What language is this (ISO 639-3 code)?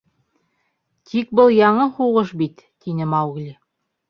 bak